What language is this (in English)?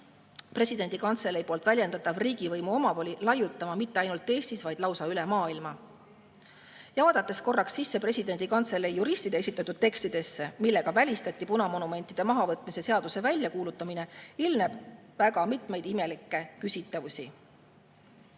Estonian